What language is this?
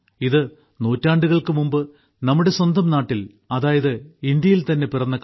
Malayalam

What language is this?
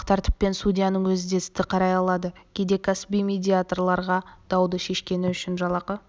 Kazakh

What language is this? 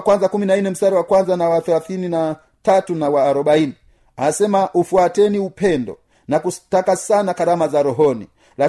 Swahili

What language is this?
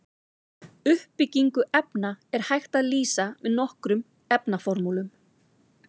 Icelandic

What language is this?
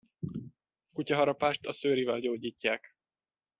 Hungarian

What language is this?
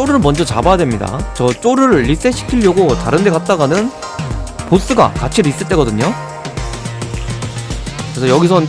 Korean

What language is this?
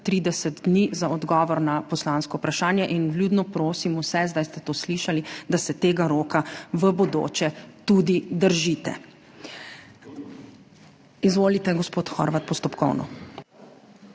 Slovenian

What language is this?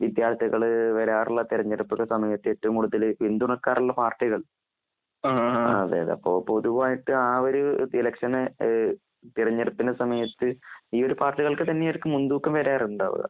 Malayalam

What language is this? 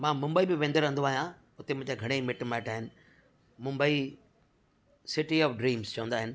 Sindhi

